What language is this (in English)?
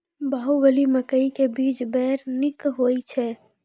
Maithili